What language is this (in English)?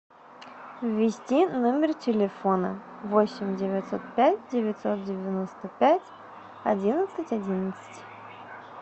Russian